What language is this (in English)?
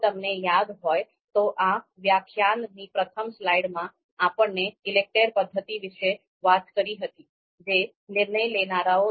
Gujarati